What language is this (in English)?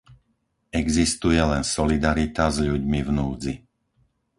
Slovak